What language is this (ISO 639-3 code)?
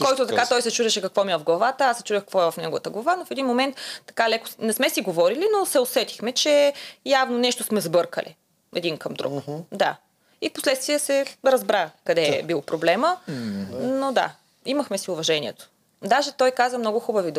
bul